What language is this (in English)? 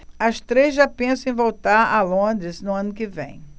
Portuguese